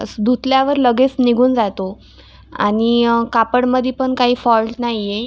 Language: Marathi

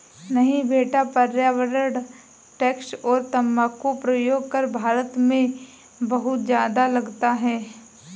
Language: Hindi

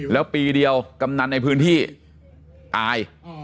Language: Thai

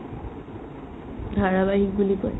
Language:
Assamese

